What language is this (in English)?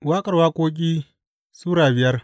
Hausa